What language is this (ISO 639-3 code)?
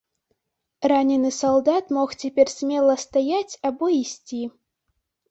bel